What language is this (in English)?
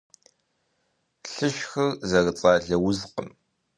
Kabardian